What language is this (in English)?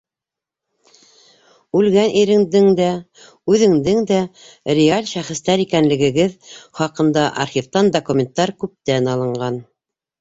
Bashkir